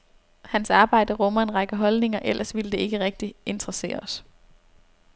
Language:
Danish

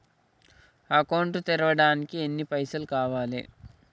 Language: Telugu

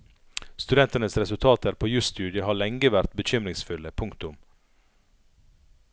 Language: Norwegian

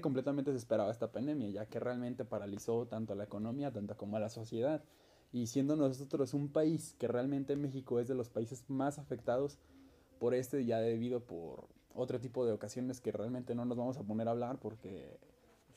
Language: Spanish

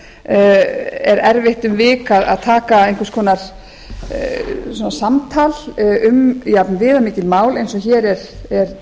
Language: Icelandic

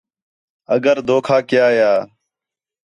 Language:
Khetrani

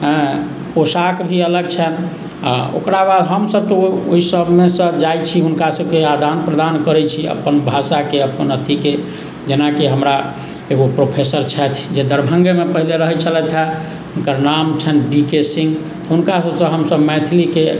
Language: Maithili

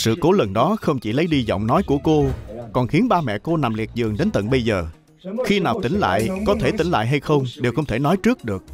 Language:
Vietnamese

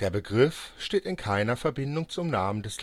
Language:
German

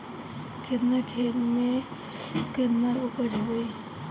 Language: Bhojpuri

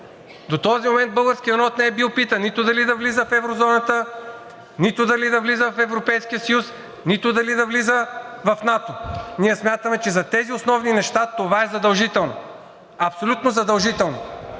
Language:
Bulgarian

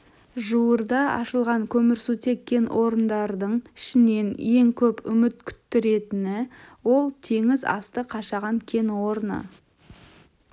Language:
Kazakh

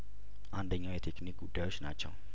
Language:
Amharic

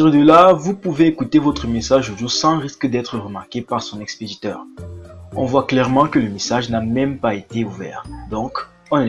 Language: French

